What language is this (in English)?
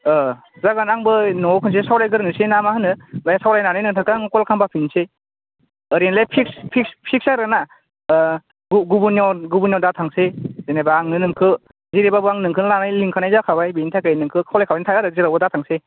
Bodo